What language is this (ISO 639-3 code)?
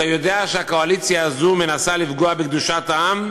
heb